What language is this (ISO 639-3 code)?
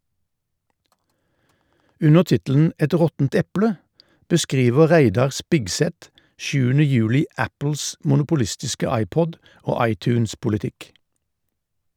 nor